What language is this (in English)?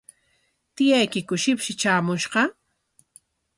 Corongo Ancash Quechua